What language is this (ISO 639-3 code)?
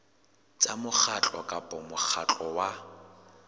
sot